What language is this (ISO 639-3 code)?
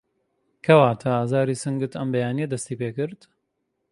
ckb